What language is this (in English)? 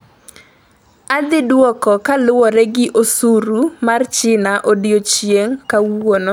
Luo (Kenya and Tanzania)